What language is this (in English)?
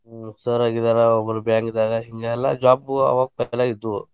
Kannada